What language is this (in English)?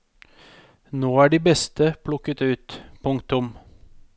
Norwegian